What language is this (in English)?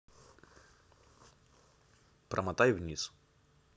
Russian